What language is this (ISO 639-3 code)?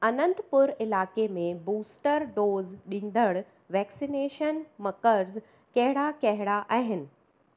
snd